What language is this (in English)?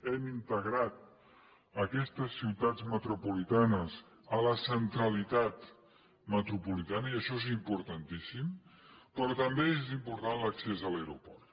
Catalan